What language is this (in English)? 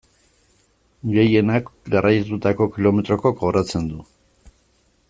Basque